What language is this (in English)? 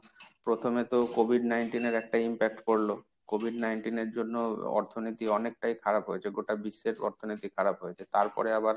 Bangla